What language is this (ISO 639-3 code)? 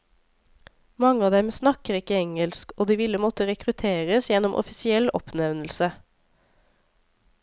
nor